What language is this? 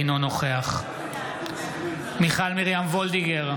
Hebrew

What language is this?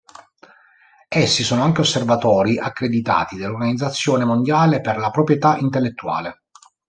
Italian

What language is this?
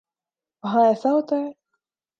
Urdu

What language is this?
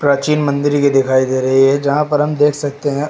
Hindi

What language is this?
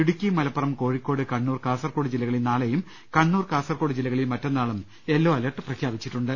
Malayalam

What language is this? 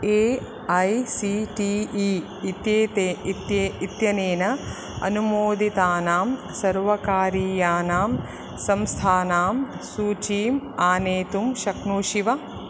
Sanskrit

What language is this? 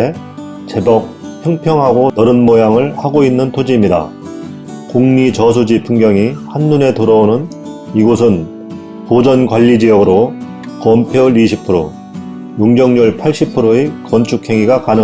Korean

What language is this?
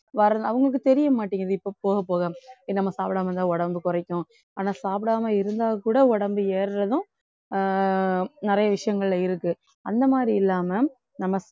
Tamil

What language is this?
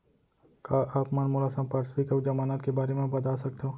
Chhattisgarhi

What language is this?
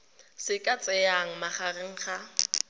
Tswana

